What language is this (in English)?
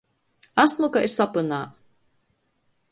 Latgalian